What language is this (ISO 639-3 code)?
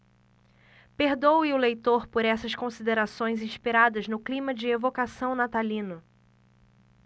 por